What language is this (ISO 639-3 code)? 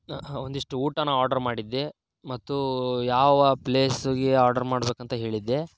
kan